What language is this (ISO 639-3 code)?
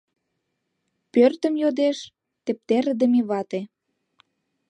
chm